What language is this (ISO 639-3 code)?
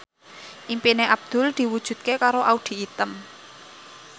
jav